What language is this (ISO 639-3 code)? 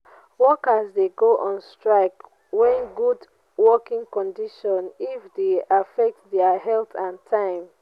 pcm